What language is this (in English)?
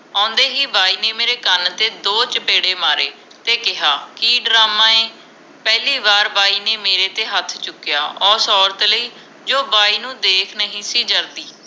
Punjabi